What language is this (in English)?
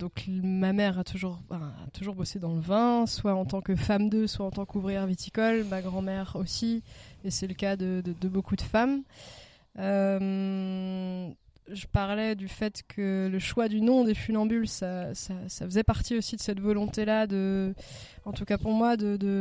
French